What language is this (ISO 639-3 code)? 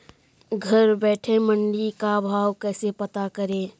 hin